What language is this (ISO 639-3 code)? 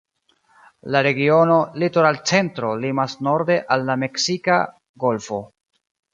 epo